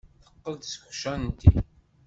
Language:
Kabyle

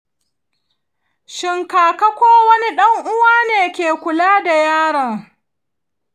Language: Hausa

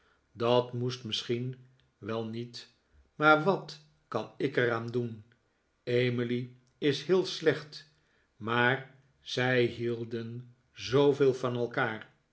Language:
Dutch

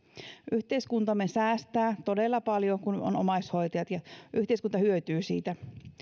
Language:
Finnish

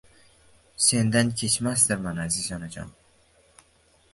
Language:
Uzbek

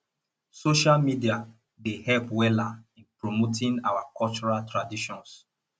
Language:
Nigerian Pidgin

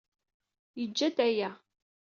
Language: Kabyle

